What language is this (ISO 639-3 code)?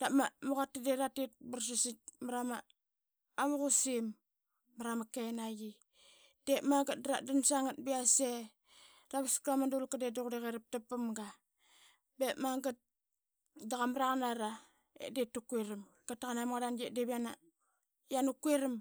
byx